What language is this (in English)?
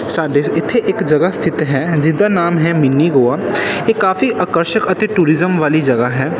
Punjabi